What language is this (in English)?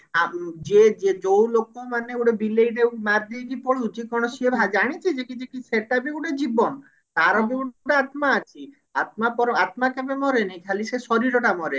Odia